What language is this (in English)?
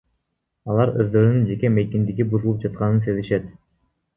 Kyrgyz